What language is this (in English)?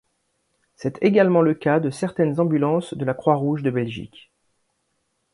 French